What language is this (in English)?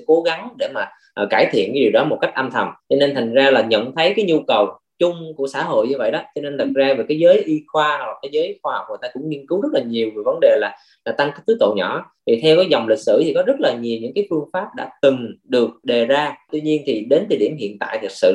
Vietnamese